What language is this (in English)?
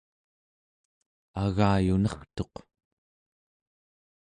Central Yupik